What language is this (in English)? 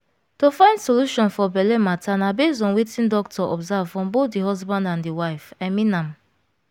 Nigerian Pidgin